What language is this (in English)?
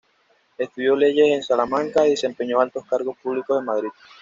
Spanish